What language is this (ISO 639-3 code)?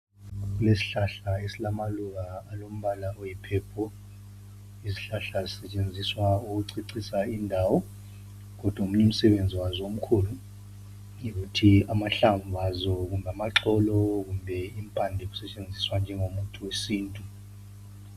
nde